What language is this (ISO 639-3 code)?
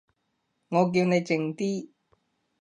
yue